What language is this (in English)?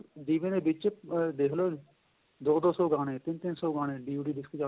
Punjabi